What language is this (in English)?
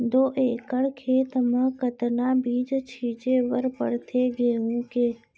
Chhattisgarhi